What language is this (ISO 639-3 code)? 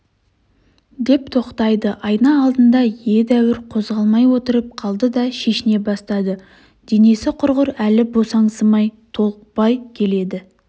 kaz